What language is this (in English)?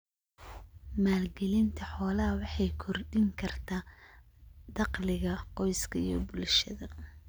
Somali